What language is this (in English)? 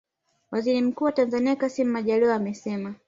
Swahili